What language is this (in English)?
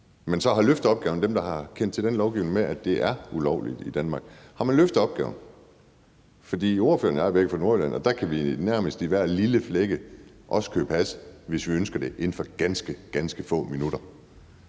Danish